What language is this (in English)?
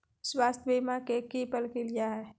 Magahi